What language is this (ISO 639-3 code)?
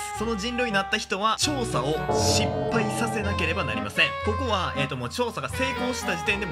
jpn